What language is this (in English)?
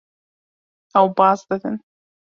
Kurdish